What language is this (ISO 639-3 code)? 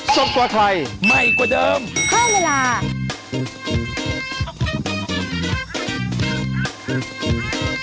tha